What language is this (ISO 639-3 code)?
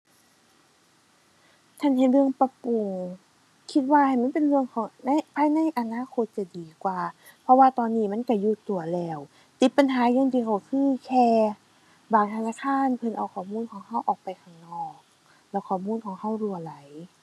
tha